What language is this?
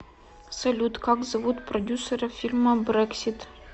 Russian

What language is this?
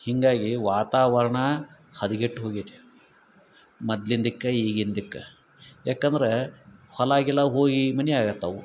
Kannada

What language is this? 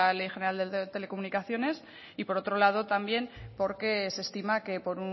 Spanish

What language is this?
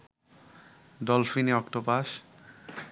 Bangla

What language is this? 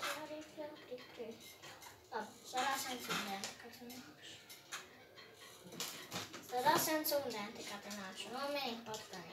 Italian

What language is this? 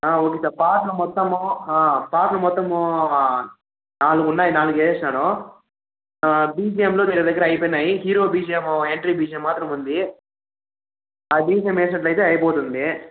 Telugu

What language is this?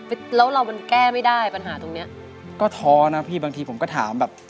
Thai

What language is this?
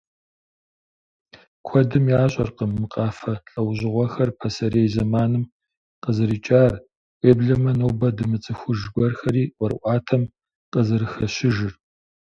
Kabardian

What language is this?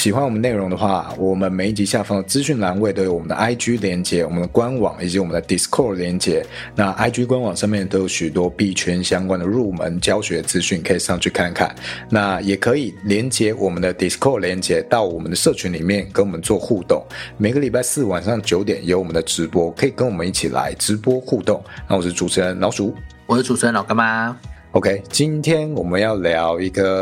Chinese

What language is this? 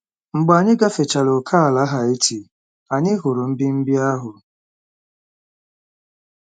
Igbo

